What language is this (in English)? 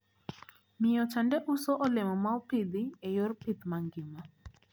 Luo (Kenya and Tanzania)